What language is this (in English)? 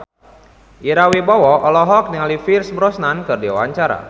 Sundanese